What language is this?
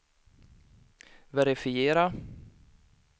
Swedish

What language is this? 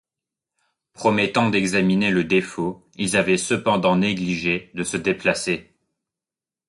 French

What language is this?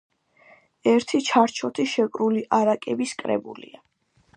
Georgian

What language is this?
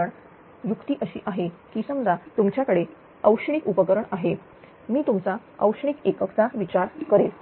Marathi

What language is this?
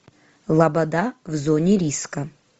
Russian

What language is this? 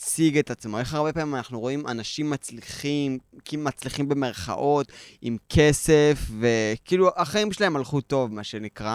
Hebrew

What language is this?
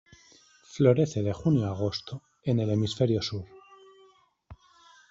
Spanish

